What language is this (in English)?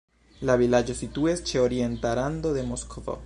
Esperanto